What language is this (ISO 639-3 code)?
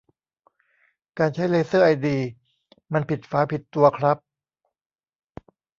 tha